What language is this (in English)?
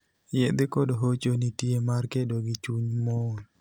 Luo (Kenya and Tanzania)